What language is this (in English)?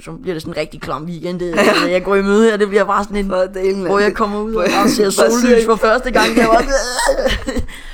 Danish